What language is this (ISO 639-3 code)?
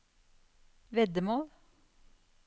nor